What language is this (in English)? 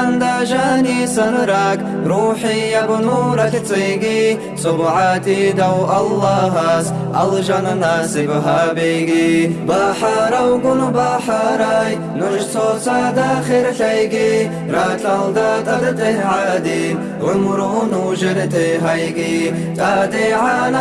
Russian